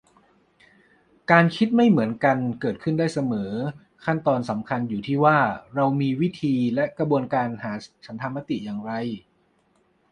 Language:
Thai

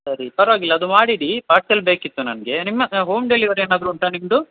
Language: Kannada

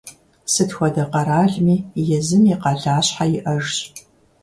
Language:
Kabardian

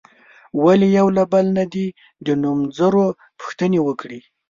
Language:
Pashto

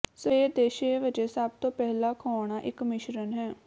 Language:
Punjabi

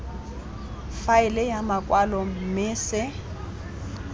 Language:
Tswana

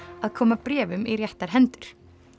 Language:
Icelandic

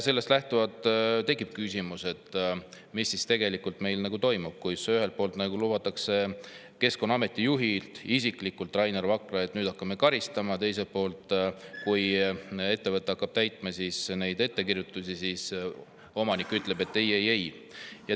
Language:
Estonian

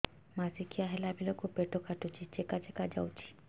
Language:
Odia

